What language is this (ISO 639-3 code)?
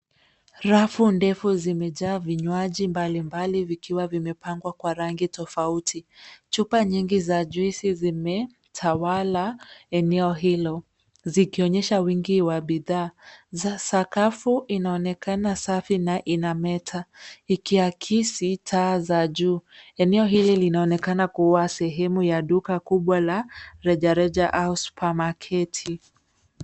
swa